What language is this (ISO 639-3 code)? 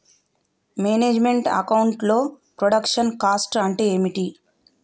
tel